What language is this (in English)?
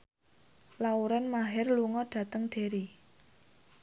Javanese